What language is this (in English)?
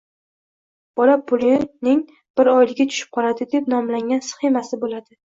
Uzbek